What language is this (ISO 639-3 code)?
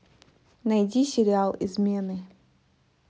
rus